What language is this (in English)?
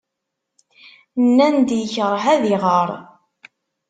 Kabyle